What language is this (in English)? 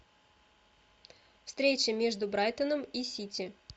Russian